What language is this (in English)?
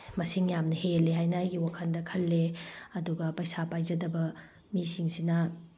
Manipuri